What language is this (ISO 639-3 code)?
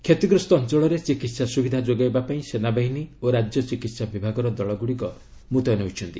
ori